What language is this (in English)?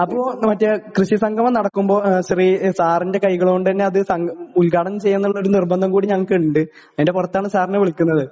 Malayalam